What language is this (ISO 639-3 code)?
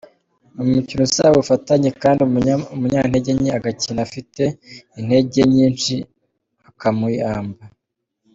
kin